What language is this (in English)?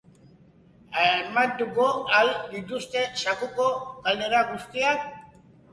Basque